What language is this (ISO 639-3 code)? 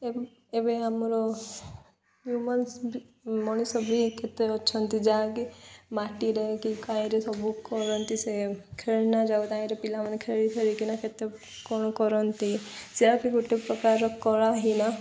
ori